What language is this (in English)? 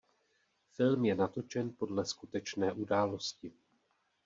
Czech